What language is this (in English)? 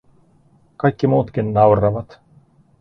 Finnish